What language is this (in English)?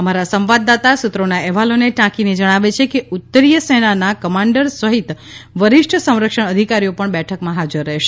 Gujarati